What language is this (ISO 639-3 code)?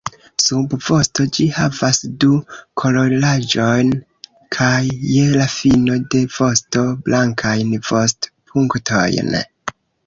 epo